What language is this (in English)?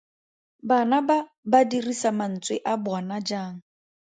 Tswana